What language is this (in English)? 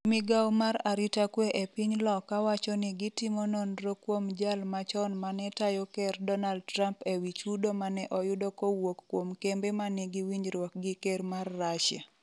Luo (Kenya and Tanzania)